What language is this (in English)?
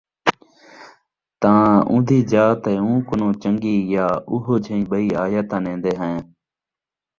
Saraiki